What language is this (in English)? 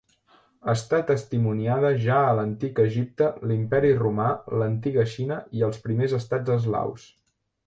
Catalan